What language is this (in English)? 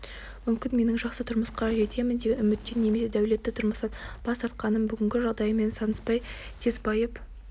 Kazakh